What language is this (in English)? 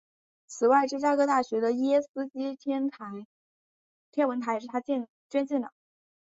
Chinese